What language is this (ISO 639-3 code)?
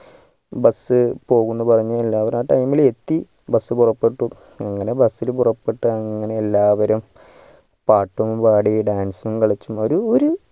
mal